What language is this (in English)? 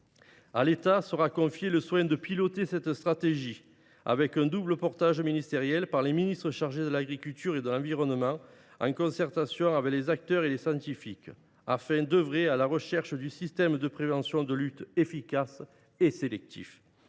French